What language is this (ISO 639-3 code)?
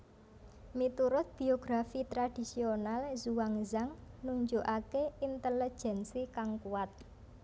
jav